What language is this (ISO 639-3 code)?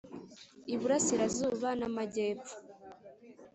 kin